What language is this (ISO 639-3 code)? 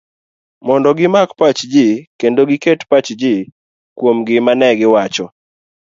luo